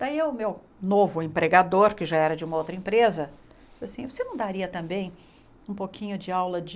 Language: Portuguese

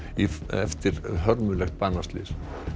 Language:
Icelandic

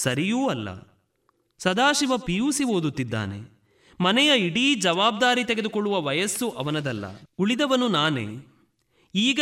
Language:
Kannada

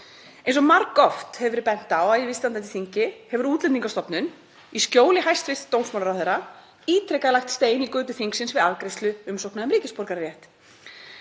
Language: Icelandic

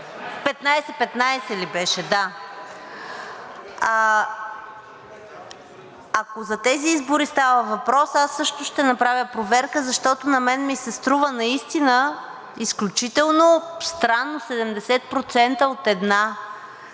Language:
Bulgarian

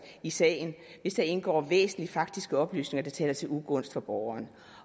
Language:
Danish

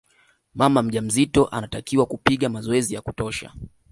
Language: Swahili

